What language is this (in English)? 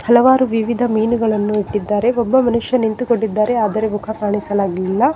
Kannada